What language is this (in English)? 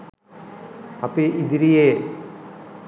Sinhala